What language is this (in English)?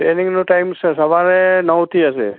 Gujarati